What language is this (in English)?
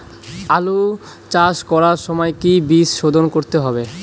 Bangla